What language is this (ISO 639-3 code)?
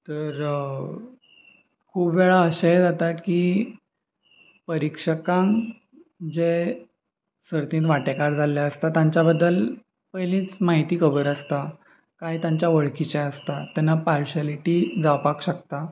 kok